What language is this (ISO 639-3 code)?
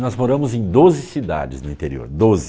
por